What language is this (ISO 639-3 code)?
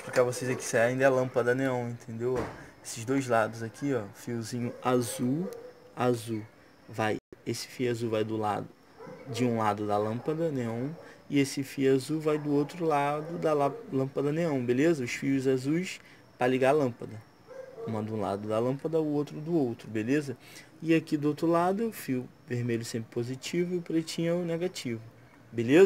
por